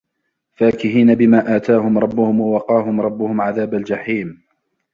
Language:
Arabic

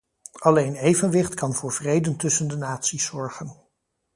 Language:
Dutch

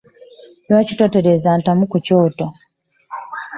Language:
Ganda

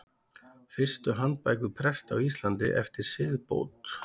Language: Icelandic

